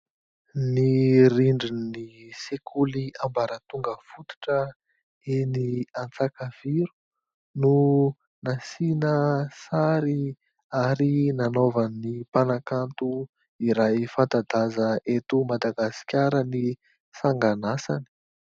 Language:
Malagasy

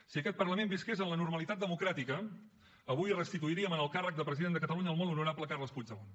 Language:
Catalan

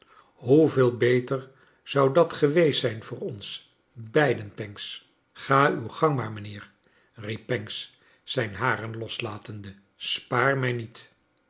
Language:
Dutch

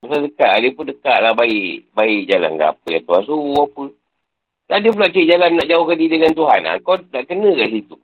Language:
Malay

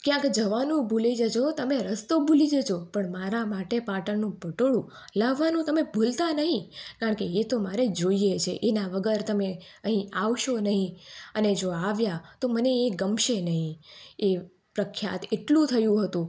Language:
Gujarati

